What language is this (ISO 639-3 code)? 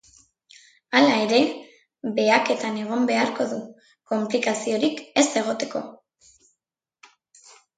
eus